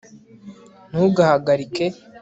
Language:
Kinyarwanda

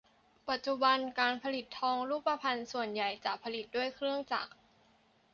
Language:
Thai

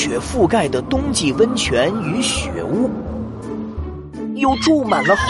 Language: Chinese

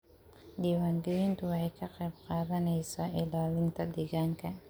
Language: Somali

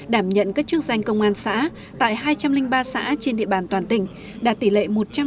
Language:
Vietnamese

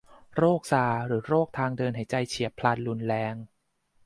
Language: Thai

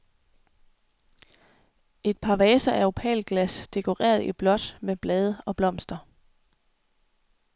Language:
Danish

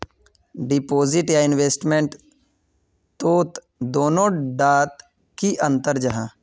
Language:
Magahi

